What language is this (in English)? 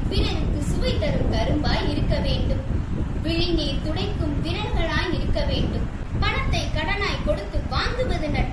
Tamil